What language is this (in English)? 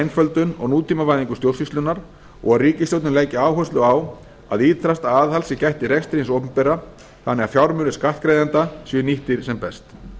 Icelandic